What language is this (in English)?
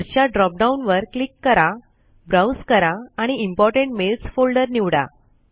Marathi